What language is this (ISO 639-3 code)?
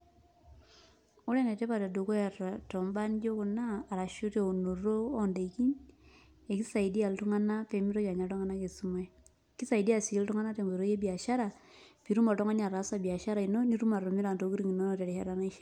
mas